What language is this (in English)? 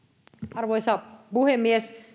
Finnish